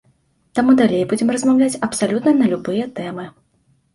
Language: Belarusian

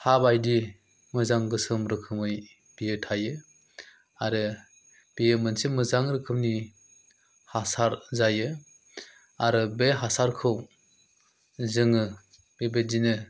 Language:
Bodo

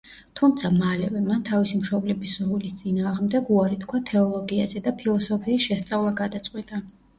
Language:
Georgian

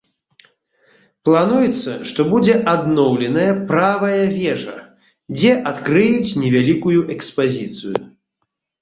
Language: Belarusian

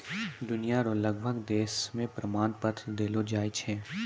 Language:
Maithili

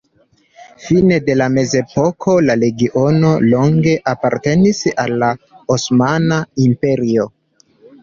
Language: Esperanto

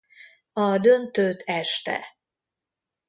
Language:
Hungarian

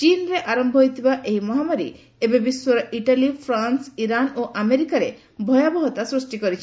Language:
Odia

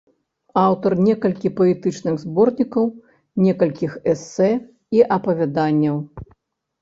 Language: Belarusian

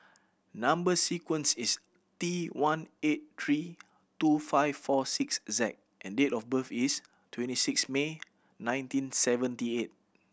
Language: English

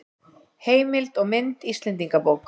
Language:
Icelandic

